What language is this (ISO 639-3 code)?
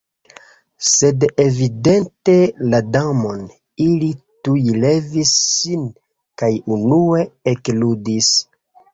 epo